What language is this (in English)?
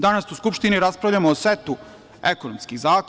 Serbian